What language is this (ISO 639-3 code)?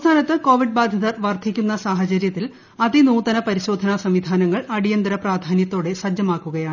mal